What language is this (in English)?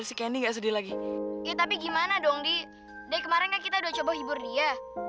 Indonesian